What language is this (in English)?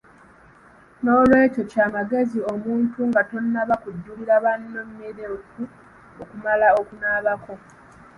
Ganda